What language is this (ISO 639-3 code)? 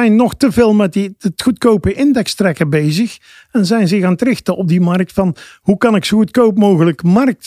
nld